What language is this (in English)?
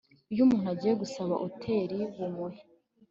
Kinyarwanda